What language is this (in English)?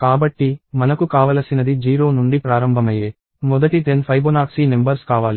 Telugu